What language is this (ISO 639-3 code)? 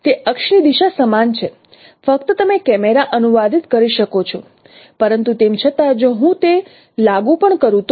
guj